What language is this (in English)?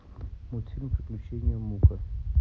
Russian